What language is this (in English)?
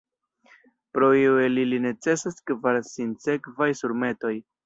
Esperanto